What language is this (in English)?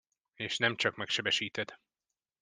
Hungarian